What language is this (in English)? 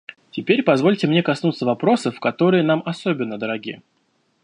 Russian